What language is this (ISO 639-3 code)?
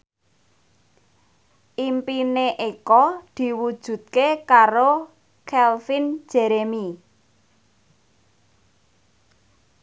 jav